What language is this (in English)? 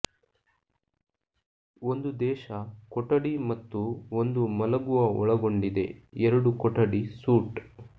Kannada